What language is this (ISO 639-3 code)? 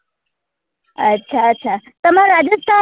guj